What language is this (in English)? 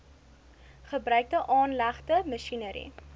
Afrikaans